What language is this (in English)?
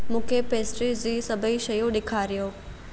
Sindhi